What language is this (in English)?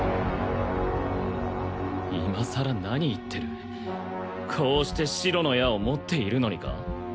Japanese